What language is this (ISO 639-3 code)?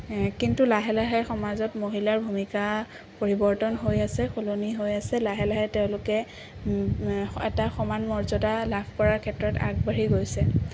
asm